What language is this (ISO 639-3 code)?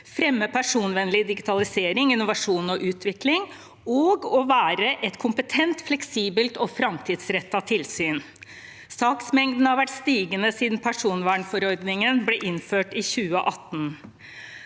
nor